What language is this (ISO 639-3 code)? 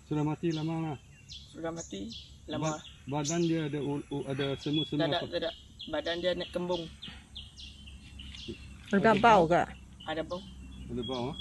msa